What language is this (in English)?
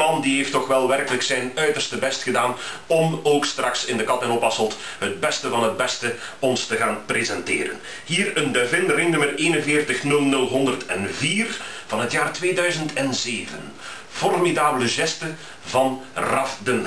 Dutch